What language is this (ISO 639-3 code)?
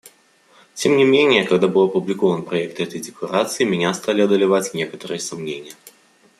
rus